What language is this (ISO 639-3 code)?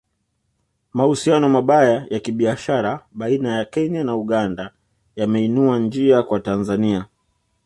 swa